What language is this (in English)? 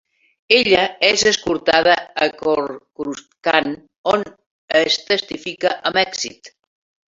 Catalan